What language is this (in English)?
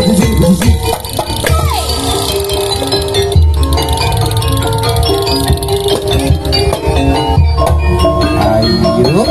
Indonesian